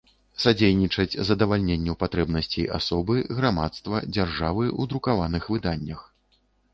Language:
Belarusian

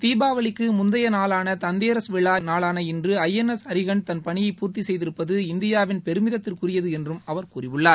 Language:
Tamil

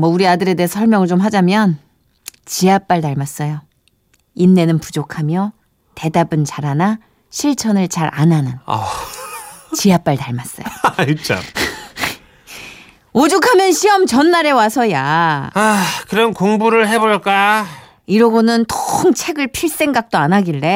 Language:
Korean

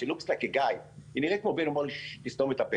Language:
Hebrew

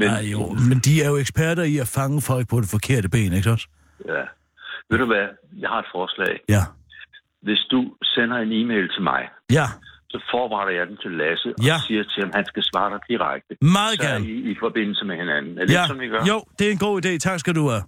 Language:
Danish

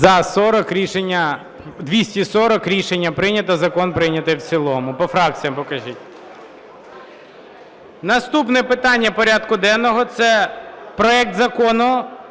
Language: Ukrainian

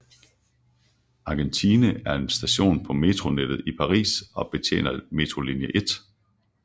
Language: Danish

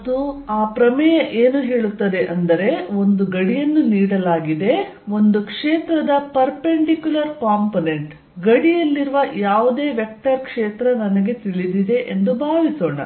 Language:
Kannada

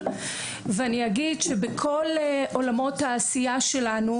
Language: Hebrew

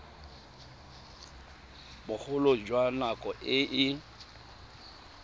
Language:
Tswana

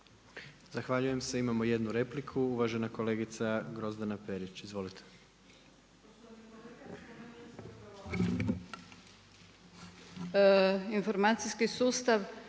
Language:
Croatian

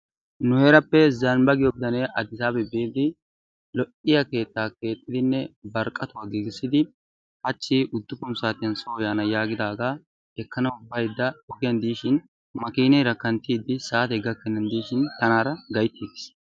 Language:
Wolaytta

